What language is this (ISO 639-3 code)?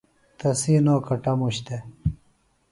phl